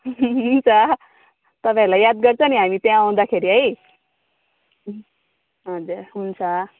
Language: Nepali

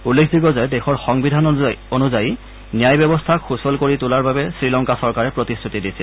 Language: Assamese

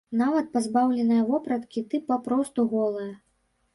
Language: Belarusian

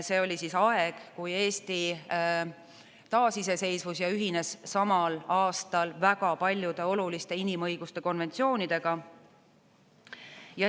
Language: Estonian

